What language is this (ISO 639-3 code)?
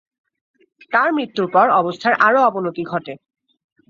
ben